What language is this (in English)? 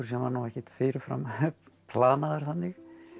Icelandic